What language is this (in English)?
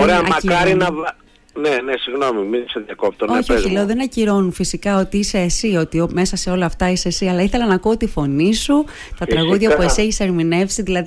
Greek